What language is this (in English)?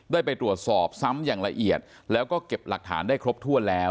Thai